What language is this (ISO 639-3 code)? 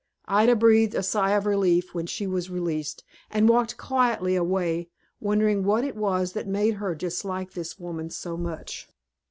eng